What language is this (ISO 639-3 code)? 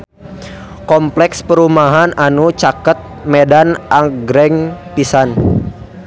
sun